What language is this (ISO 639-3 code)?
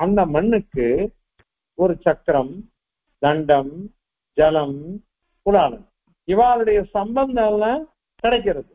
tam